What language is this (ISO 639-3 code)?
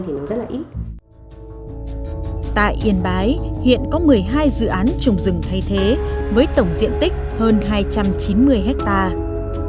vie